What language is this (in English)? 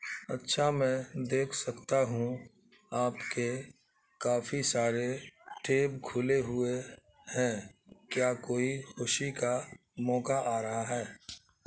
Urdu